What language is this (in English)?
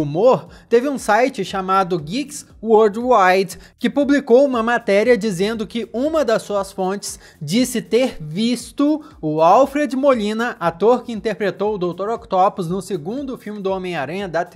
Portuguese